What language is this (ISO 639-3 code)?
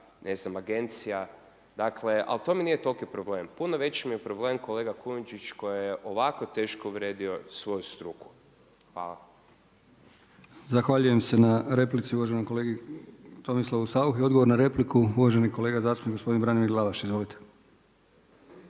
hrv